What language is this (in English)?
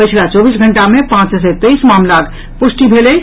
Maithili